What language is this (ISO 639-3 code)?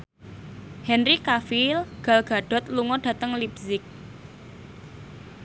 jav